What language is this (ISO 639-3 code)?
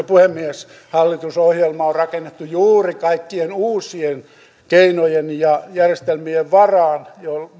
fin